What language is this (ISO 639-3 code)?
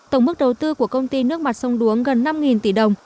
vie